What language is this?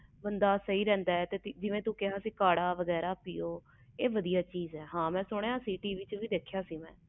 Punjabi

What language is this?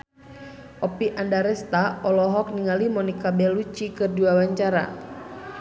Sundanese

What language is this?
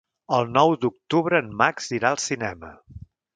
Catalan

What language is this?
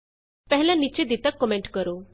Punjabi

